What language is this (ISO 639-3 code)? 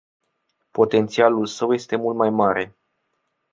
ron